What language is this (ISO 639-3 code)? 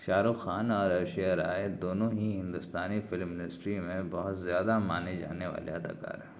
urd